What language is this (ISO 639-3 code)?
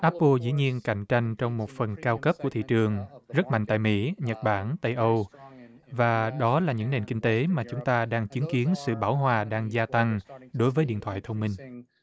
vie